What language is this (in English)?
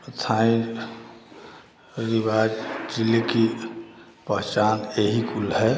Hindi